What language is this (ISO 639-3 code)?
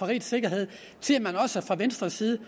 dan